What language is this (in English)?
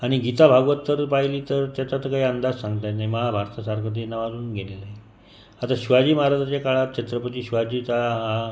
Marathi